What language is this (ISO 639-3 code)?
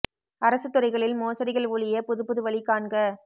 tam